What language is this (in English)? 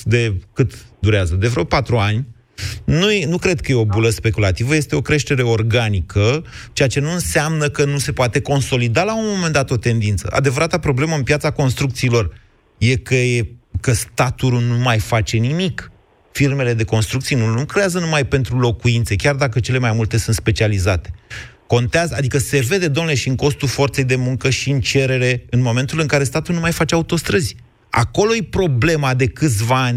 Romanian